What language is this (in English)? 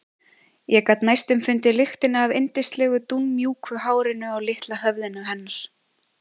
Icelandic